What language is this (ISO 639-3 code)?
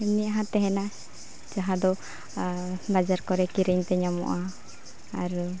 sat